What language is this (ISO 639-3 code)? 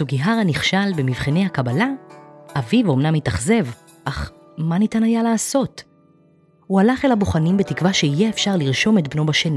heb